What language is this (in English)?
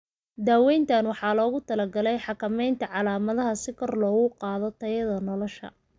Somali